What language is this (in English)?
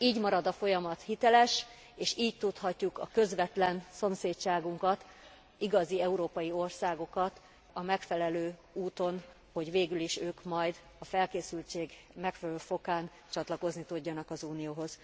Hungarian